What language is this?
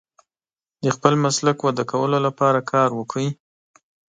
Pashto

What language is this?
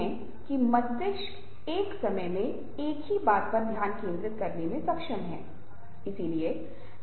Hindi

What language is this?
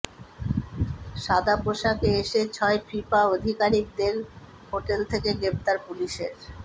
Bangla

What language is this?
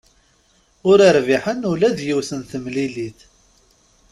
Kabyle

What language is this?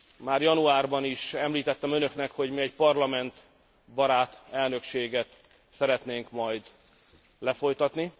Hungarian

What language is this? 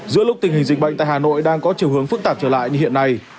Vietnamese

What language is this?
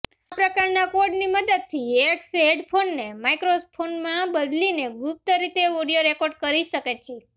Gujarati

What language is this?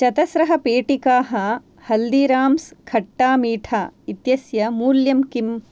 Sanskrit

